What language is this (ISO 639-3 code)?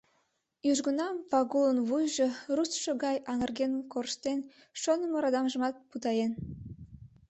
chm